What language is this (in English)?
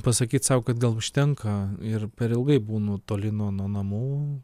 Lithuanian